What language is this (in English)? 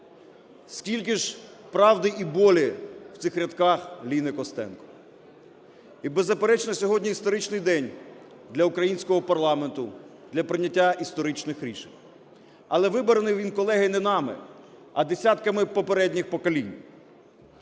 Ukrainian